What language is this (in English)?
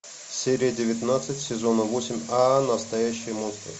Russian